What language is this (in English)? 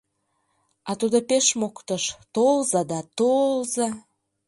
Mari